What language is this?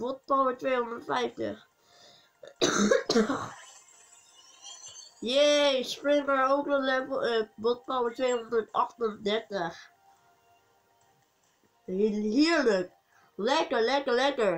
Dutch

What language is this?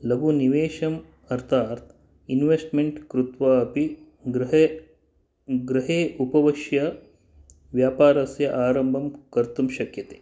Sanskrit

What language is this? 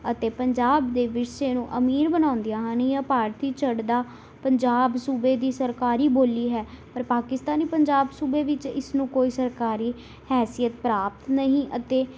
Punjabi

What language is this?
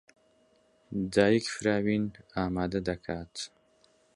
Central Kurdish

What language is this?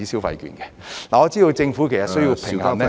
Cantonese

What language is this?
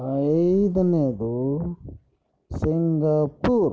Kannada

